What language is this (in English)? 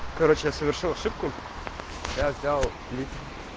Russian